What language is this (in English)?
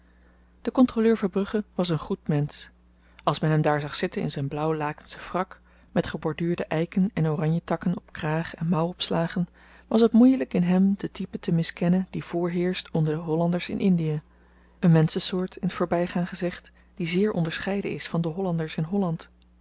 Dutch